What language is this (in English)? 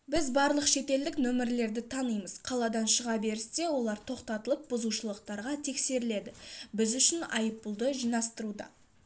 Kazakh